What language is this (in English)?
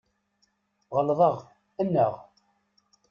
Kabyle